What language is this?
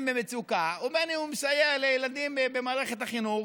Hebrew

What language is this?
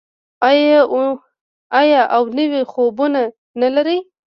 Pashto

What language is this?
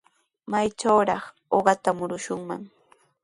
Sihuas Ancash Quechua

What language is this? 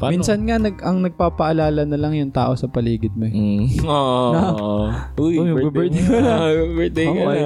Filipino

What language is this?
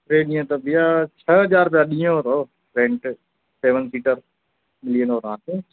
Sindhi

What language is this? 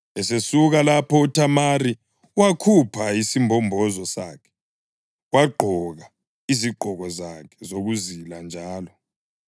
North Ndebele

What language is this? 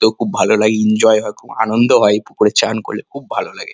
Bangla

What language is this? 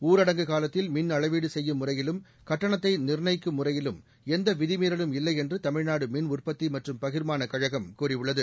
Tamil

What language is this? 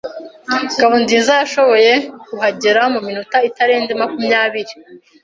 Kinyarwanda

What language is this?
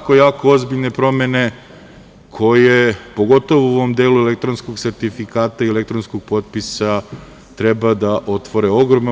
Serbian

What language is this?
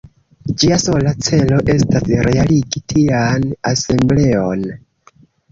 Esperanto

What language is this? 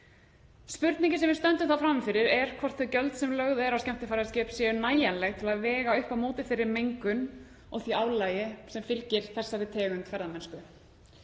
Icelandic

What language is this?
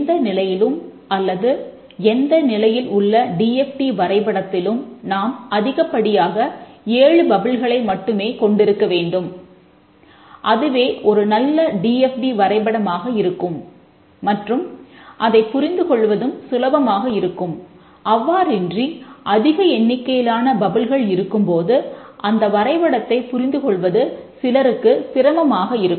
Tamil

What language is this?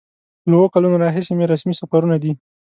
Pashto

